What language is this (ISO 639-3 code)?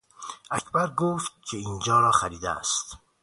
fas